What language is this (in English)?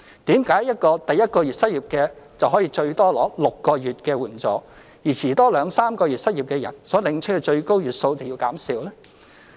Cantonese